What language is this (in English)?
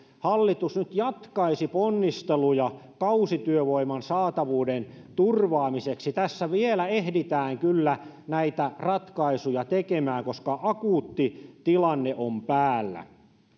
Finnish